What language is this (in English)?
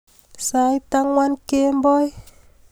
Kalenjin